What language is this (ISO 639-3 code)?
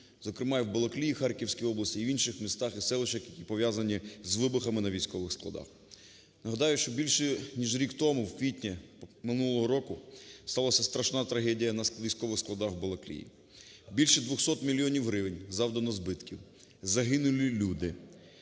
ukr